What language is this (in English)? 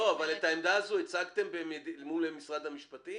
Hebrew